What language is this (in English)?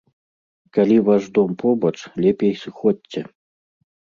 Belarusian